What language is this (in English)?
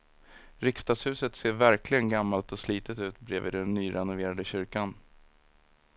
Swedish